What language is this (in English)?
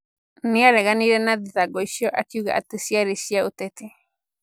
Kikuyu